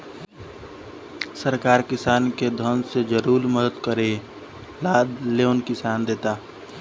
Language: Bhojpuri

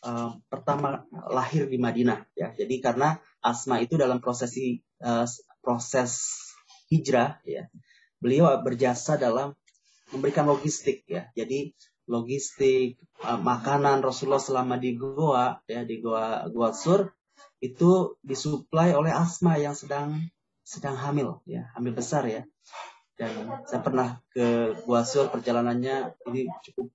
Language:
Indonesian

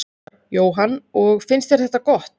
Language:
Icelandic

